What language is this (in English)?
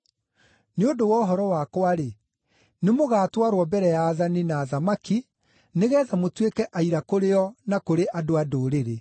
Kikuyu